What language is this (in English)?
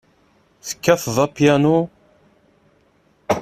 Kabyle